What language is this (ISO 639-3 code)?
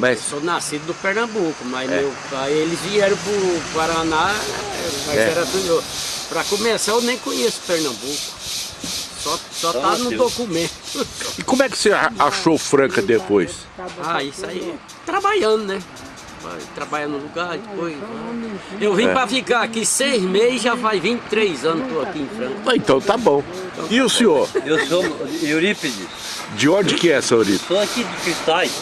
por